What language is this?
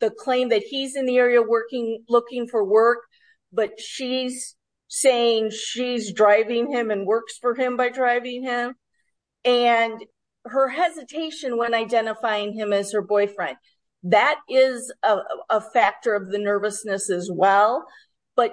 English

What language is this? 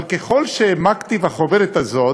Hebrew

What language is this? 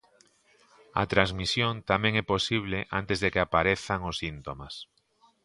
Galician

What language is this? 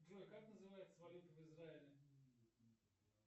Russian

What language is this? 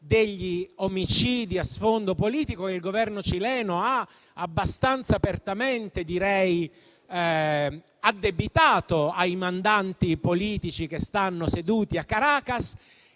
Italian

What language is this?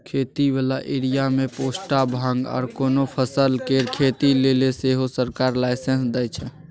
Maithili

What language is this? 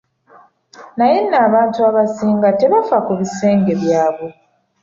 Ganda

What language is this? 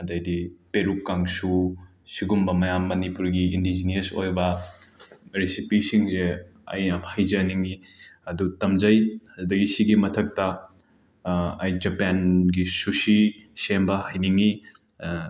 Manipuri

